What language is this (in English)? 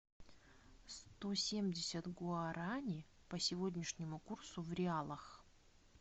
Russian